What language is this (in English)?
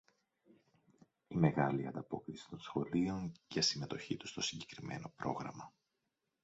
Greek